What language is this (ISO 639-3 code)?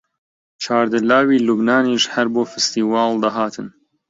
ckb